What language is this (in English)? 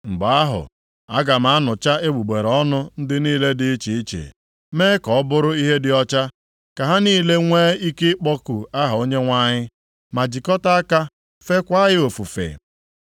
Igbo